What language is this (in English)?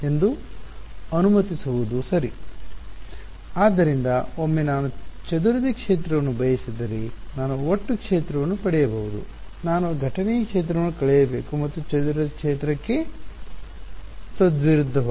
Kannada